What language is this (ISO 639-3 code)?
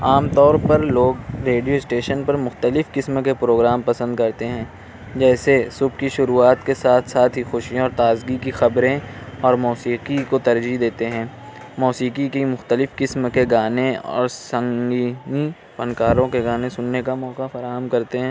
urd